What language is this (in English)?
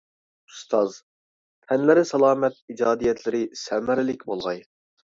Uyghur